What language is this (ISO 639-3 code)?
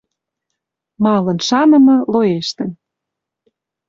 mrj